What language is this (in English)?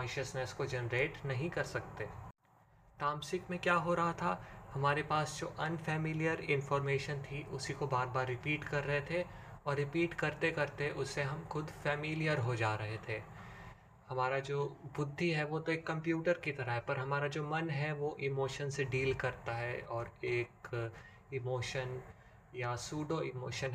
Hindi